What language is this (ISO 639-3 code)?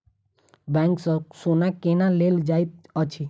mai